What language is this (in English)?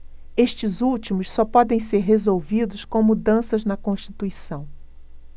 Portuguese